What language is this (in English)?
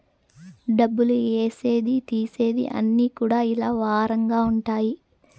Telugu